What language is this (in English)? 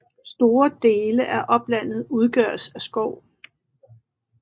Danish